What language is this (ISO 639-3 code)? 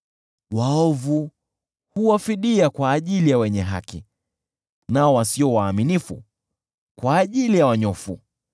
swa